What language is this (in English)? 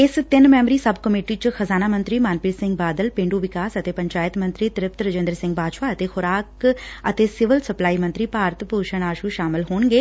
Punjabi